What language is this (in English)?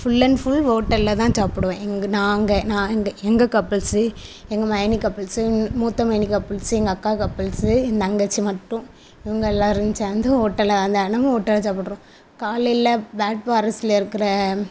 Tamil